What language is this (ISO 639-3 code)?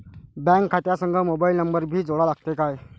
mar